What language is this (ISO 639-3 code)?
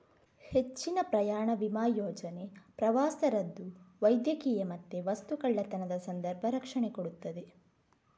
kan